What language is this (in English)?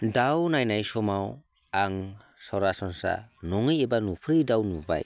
Bodo